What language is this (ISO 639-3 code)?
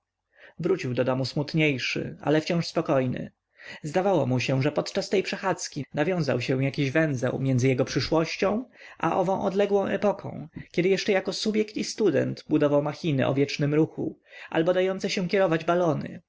pol